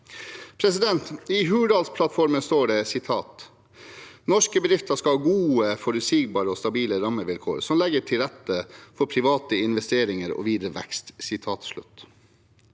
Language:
Norwegian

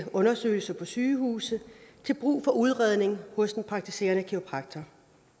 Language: Danish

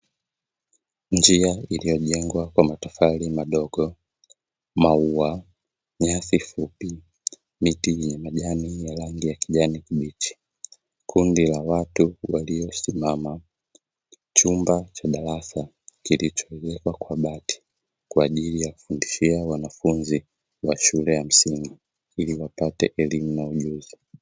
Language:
Swahili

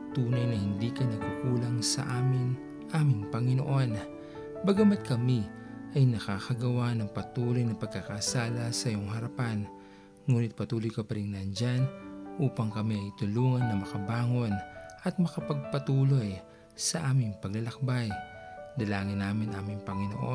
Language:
Filipino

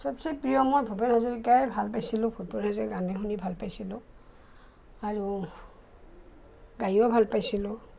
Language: Assamese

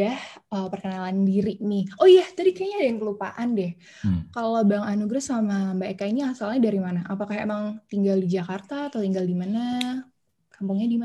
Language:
Indonesian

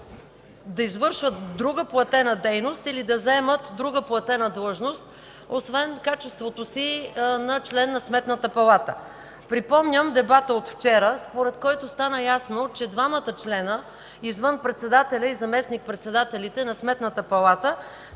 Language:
Bulgarian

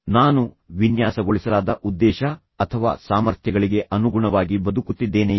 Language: Kannada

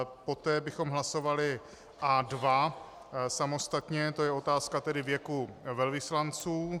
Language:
Czech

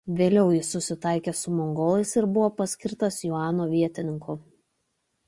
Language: Lithuanian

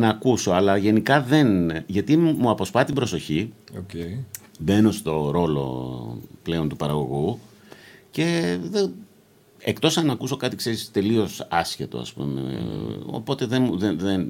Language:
Greek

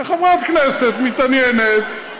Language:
Hebrew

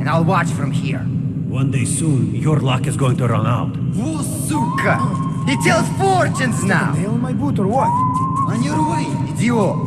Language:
English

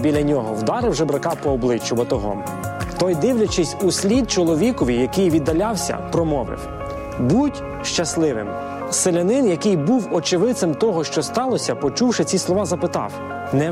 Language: Ukrainian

